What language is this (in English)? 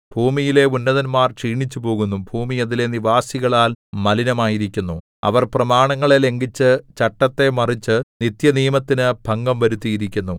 Malayalam